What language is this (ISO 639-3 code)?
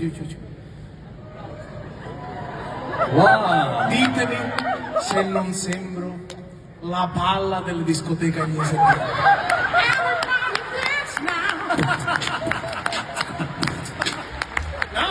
ita